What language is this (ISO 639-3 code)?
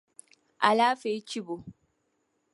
dag